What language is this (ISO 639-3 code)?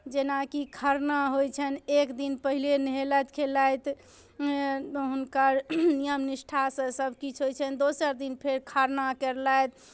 mai